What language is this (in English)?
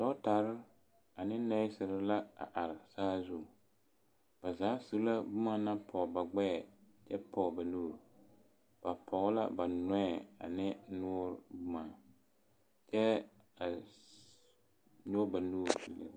Southern Dagaare